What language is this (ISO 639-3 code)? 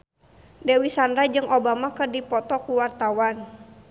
sun